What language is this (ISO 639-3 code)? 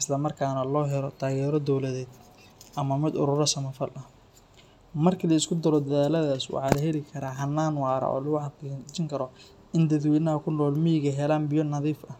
som